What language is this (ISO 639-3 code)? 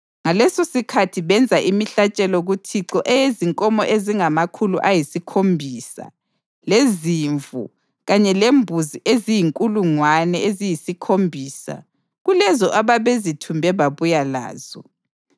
nde